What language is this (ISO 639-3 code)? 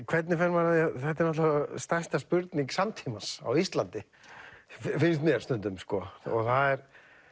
isl